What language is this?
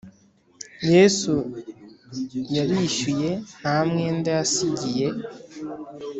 Kinyarwanda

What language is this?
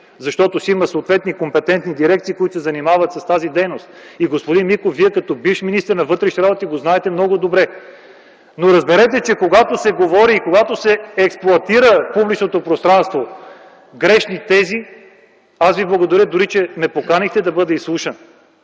Bulgarian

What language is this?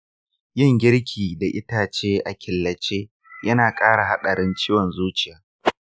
Hausa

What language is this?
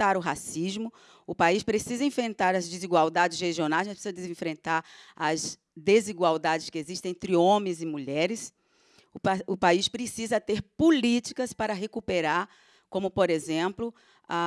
Portuguese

